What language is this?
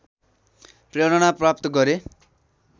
Nepali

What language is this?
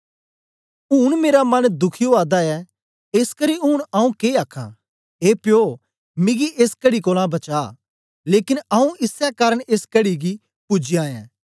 Dogri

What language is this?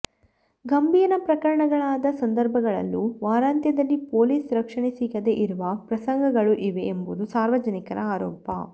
Kannada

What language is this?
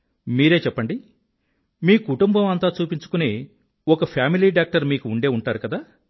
Telugu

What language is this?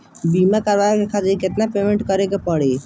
Bhojpuri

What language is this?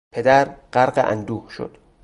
Persian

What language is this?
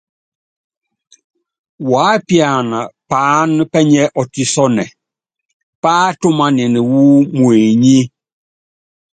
Yangben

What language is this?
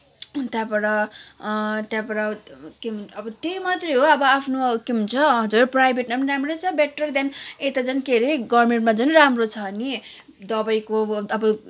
Nepali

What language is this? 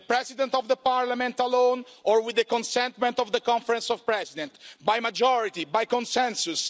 English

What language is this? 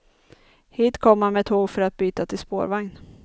Swedish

